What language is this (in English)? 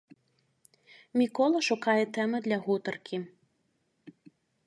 Belarusian